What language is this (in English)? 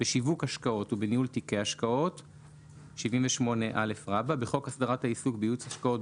Hebrew